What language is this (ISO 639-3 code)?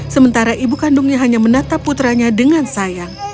ind